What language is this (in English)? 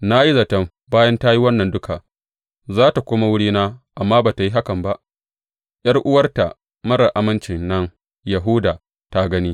Hausa